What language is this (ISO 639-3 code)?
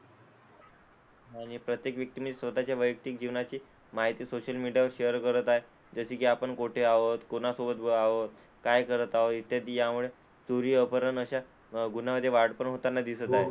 mar